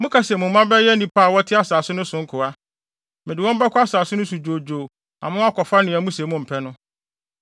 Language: Akan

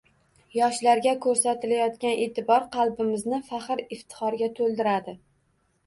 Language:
Uzbek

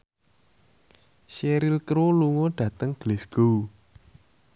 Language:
Javanese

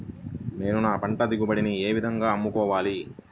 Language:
Telugu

